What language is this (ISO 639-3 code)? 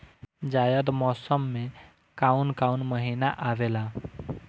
bho